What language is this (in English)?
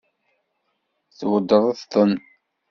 Kabyle